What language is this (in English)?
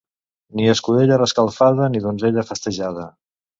Catalan